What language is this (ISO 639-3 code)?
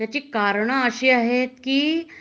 mar